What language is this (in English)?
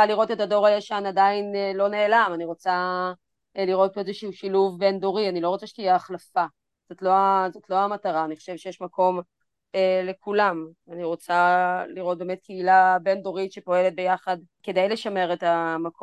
Hebrew